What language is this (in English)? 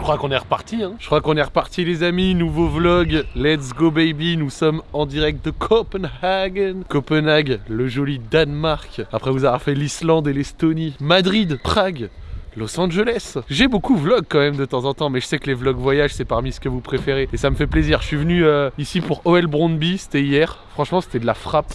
French